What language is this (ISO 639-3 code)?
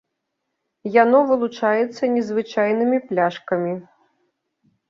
bel